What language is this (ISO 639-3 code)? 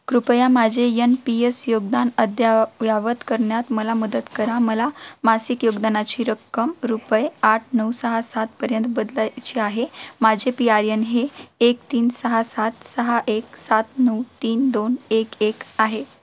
mar